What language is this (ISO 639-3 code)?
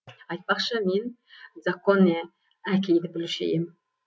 kaz